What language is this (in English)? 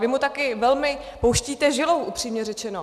Czech